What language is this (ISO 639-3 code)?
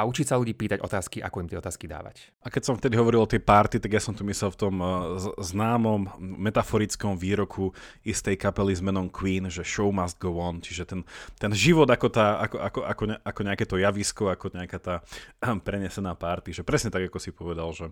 slk